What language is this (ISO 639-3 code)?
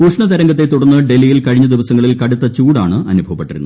mal